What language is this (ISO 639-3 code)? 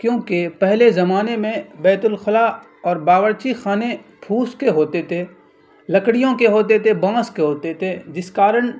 urd